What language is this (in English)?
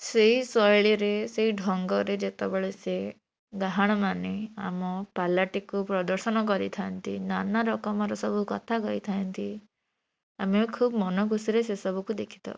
Odia